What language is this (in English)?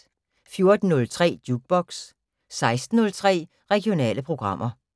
Danish